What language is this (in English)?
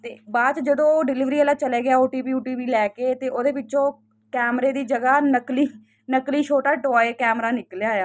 Punjabi